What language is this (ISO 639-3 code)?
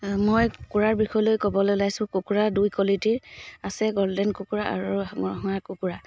asm